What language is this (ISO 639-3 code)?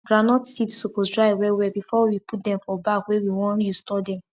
pcm